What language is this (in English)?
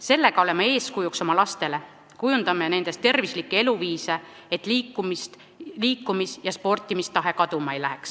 Estonian